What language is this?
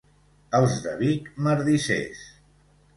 Catalan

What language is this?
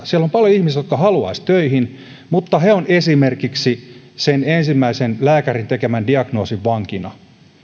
Finnish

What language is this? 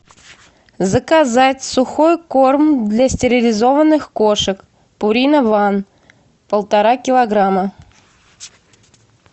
Russian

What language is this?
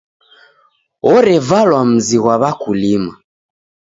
Taita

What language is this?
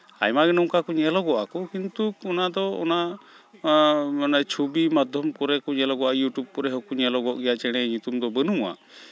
Santali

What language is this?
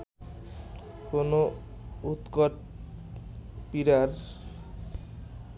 Bangla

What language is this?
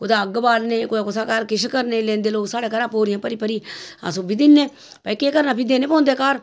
Dogri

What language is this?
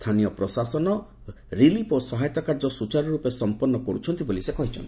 Odia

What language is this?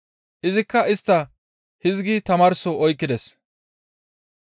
Gamo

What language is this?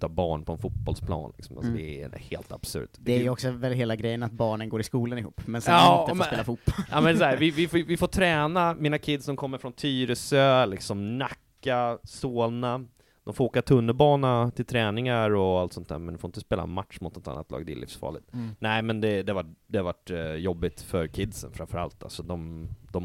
Swedish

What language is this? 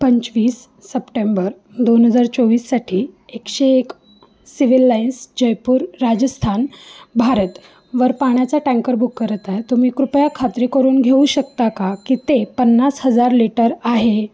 Marathi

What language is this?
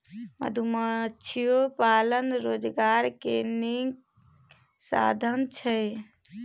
Maithili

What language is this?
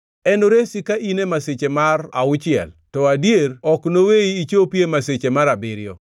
Luo (Kenya and Tanzania)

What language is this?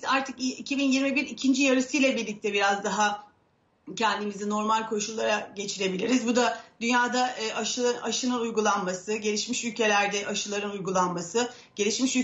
Turkish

